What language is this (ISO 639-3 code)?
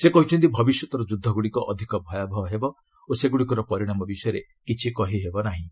ori